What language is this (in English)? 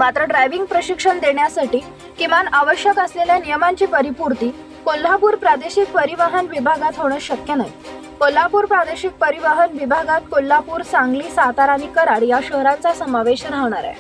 Marathi